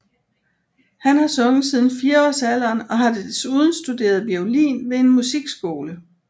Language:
Danish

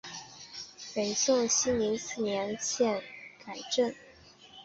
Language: Chinese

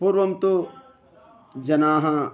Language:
Sanskrit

